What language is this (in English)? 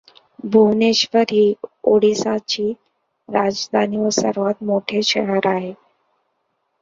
Marathi